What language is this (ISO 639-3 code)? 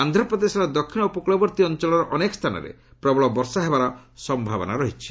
ori